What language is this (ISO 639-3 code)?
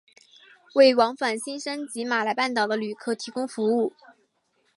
zho